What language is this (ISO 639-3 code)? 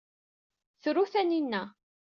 kab